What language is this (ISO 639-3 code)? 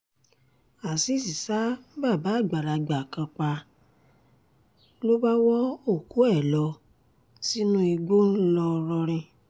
yor